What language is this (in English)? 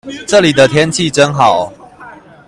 Chinese